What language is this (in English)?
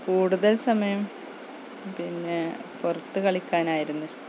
Malayalam